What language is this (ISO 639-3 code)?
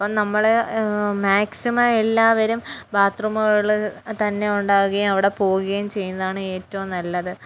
mal